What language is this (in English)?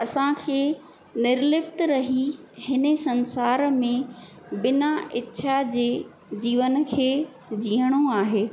Sindhi